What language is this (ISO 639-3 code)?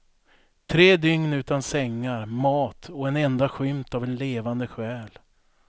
swe